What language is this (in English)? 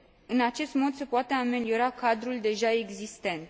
Romanian